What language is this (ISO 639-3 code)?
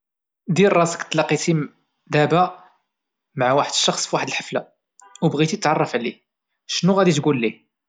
ary